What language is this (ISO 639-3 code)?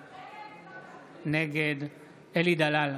heb